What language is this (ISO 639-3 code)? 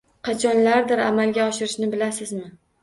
uzb